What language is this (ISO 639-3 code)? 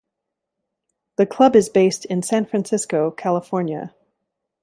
eng